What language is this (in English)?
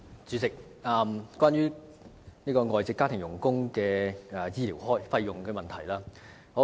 Cantonese